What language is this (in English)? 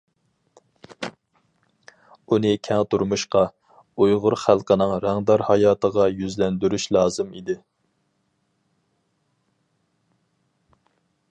Uyghur